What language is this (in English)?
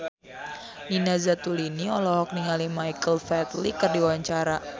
Sundanese